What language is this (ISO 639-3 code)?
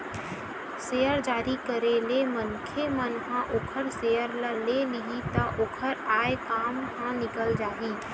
hne